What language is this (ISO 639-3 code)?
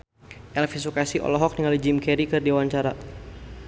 sun